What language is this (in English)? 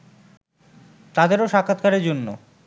Bangla